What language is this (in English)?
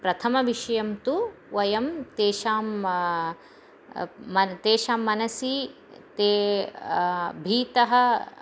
Sanskrit